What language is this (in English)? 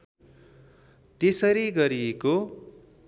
Nepali